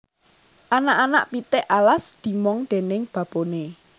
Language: Javanese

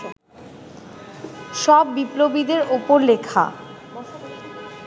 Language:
Bangla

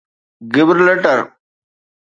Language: Sindhi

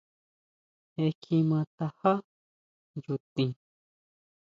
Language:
Huautla Mazatec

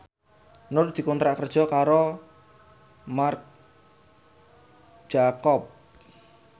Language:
Javanese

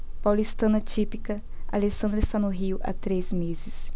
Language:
Portuguese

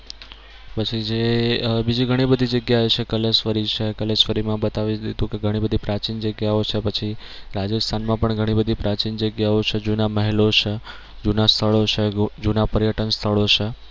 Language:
Gujarati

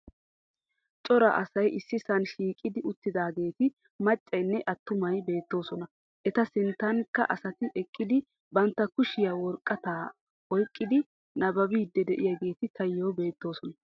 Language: Wolaytta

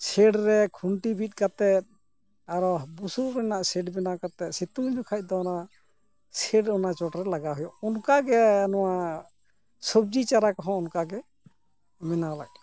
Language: Santali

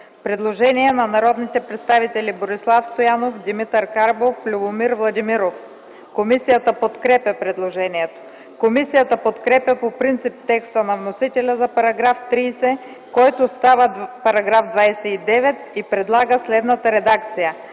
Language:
Bulgarian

